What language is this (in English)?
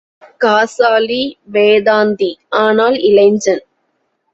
Tamil